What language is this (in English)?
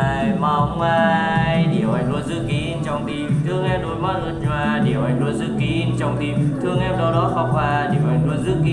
Vietnamese